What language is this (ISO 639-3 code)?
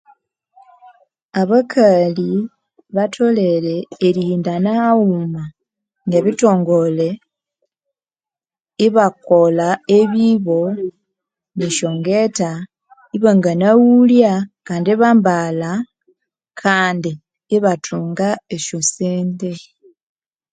koo